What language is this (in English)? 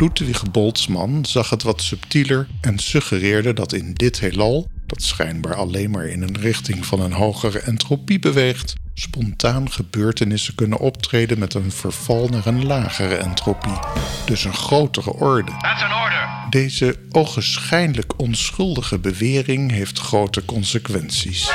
Dutch